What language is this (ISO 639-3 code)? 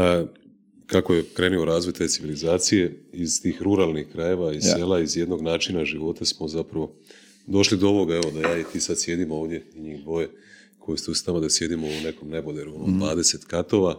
hrv